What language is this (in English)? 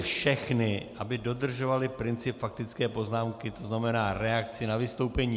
Czech